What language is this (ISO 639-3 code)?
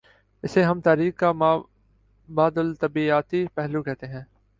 urd